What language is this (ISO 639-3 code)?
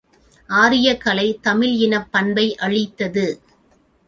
tam